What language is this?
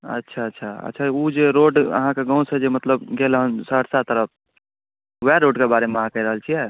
Maithili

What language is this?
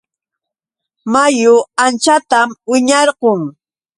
Yauyos Quechua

